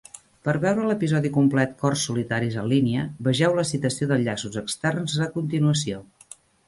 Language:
Catalan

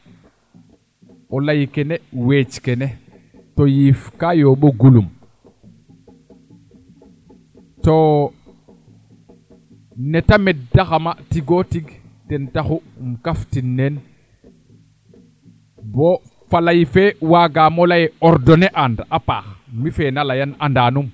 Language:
Serer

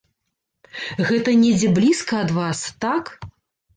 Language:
Belarusian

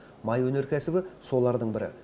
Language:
Kazakh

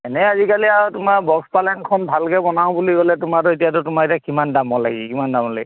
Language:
Assamese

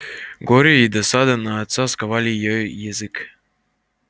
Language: Russian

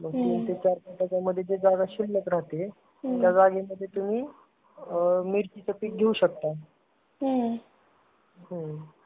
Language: Marathi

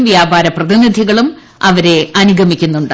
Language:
Malayalam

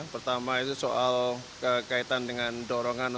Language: Indonesian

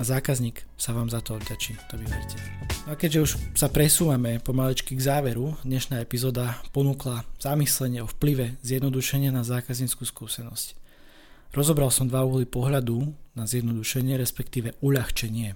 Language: Slovak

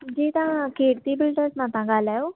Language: Sindhi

